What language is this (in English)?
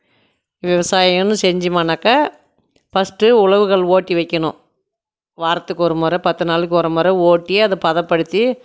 Tamil